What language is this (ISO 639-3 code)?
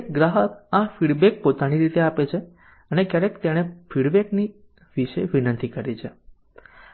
guj